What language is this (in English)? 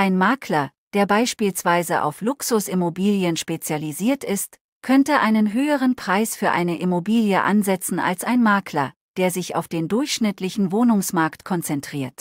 German